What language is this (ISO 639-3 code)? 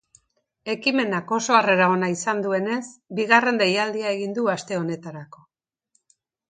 eus